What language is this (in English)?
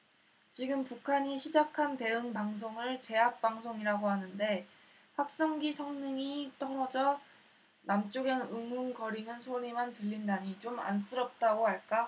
Korean